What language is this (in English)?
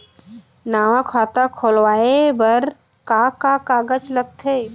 Chhattisgarhi